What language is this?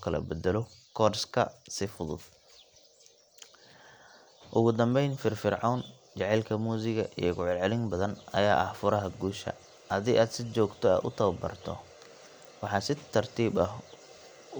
Somali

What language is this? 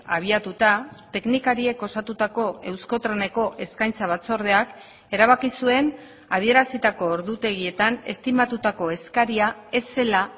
Basque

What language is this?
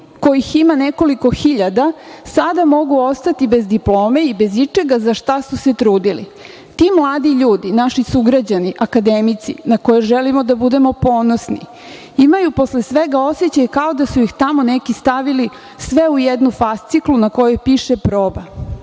Serbian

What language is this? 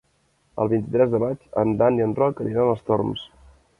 Catalan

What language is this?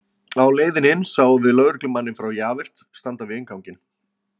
Icelandic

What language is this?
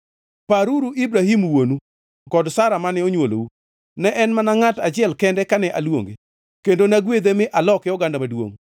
Luo (Kenya and Tanzania)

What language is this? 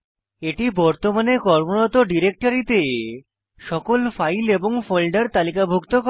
Bangla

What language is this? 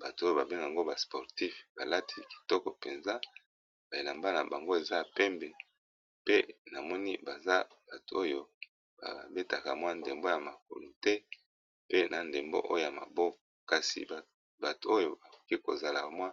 Lingala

